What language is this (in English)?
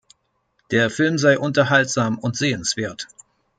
German